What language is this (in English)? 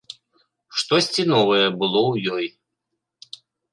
Belarusian